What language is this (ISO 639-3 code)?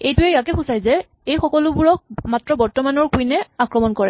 asm